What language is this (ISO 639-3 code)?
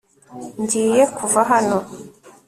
kin